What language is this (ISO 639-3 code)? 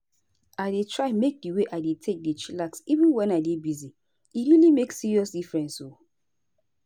pcm